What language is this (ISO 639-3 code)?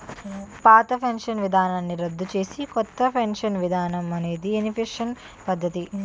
tel